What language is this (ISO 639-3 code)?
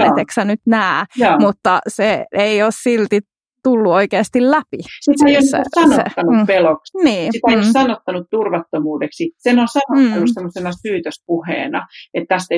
fin